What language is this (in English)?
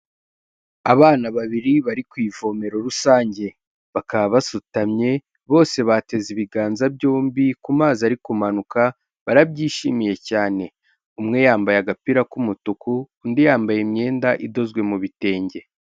Kinyarwanda